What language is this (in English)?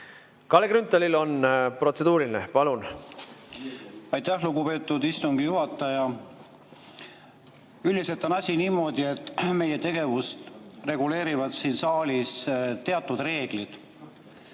Estonian